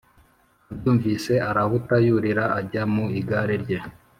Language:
Kinyarwanda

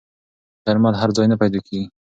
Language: Pashto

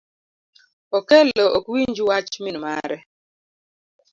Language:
Luo (Kenya and Tanzania)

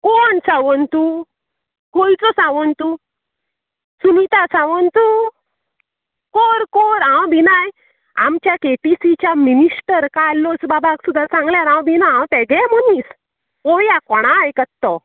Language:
Konkani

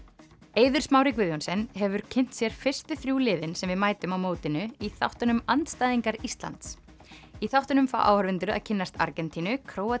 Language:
Icelandic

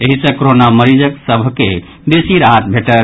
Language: Maithili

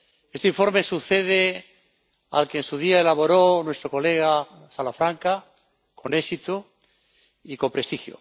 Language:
Spanish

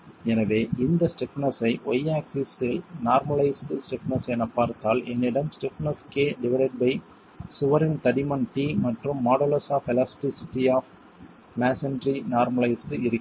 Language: Tamil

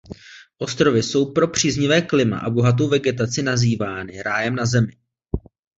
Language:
Czech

